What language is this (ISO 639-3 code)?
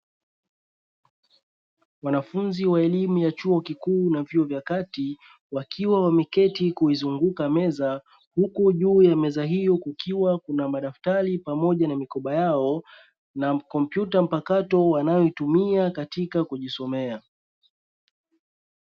swa